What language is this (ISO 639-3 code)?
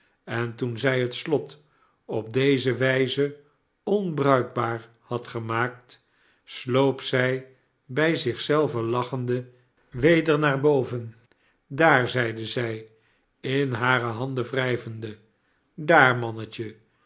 nld